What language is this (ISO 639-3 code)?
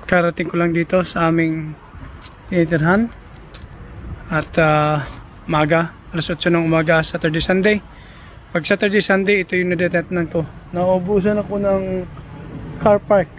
fil